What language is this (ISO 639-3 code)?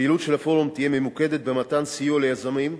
heb